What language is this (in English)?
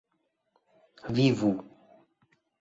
Esperanto